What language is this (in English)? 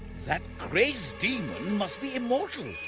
English